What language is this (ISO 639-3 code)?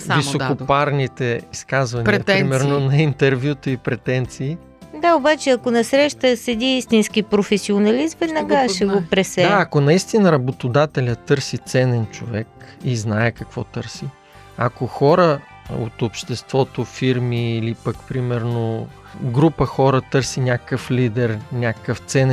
bul